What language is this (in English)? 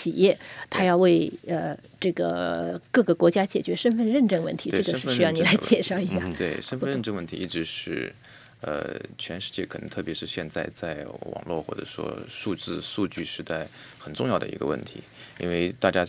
Chinese